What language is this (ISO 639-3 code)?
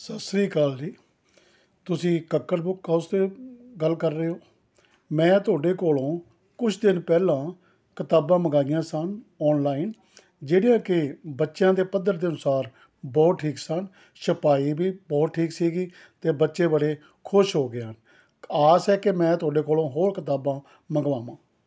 pan